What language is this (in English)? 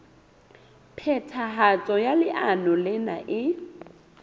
Southern Sotho